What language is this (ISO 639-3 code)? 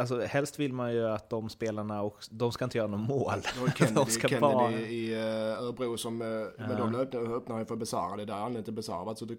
swe